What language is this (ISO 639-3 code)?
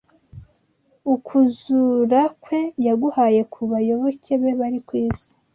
kin